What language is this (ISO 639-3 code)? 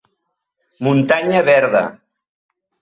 cat